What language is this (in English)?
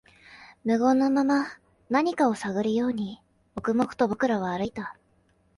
Japanese